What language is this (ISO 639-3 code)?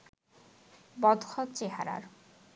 ben